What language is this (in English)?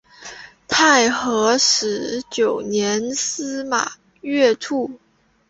Chinese